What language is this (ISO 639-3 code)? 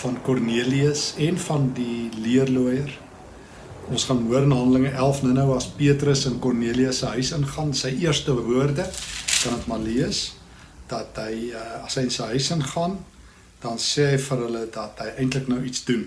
nld